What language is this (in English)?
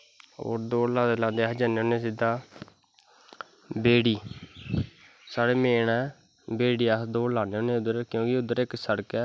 Dogri